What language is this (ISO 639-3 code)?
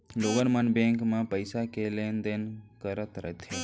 hne